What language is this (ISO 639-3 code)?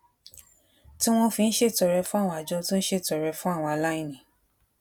yor